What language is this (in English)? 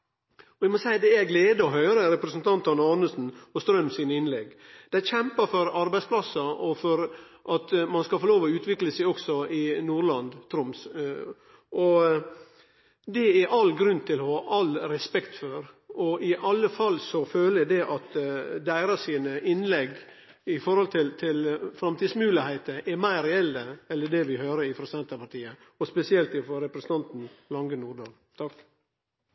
Norwegian Nynorsk